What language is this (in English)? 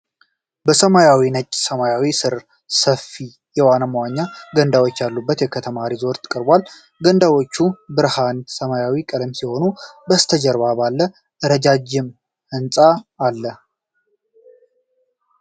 Amharic